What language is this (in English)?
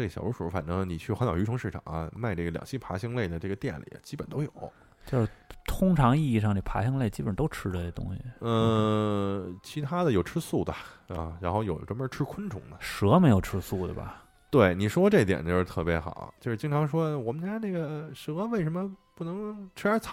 Chinese